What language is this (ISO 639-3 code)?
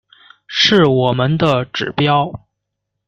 zho